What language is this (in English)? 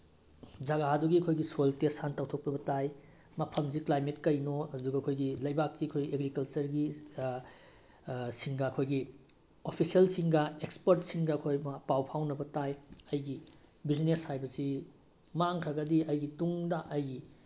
Manipuri